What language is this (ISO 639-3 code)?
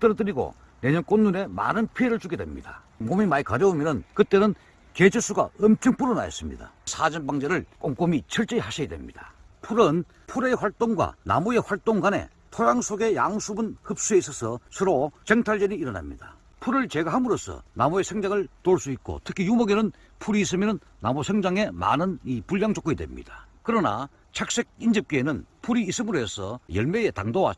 kor